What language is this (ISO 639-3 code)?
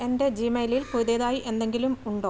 mal